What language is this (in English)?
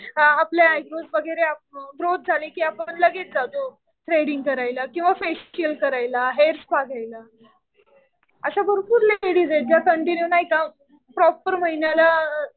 Marathi